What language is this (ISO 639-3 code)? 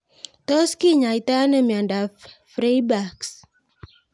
kln